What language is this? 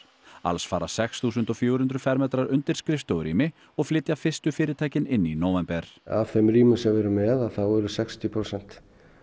Icelandic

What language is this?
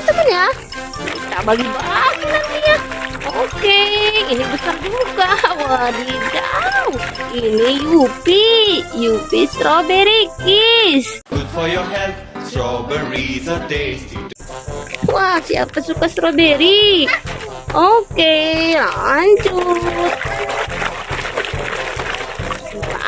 Indonesian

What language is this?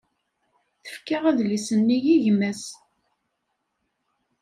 Kabyle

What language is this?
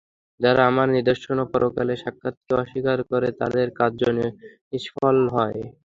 Bangla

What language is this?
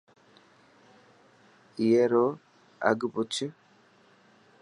Dhatki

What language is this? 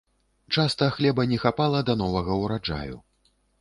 Belarusian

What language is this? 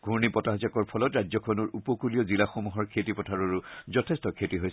Assamese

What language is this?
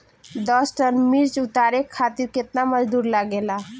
Bhojpuri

